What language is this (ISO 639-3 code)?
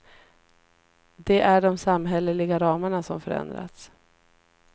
swe